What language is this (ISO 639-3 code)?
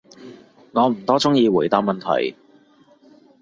yue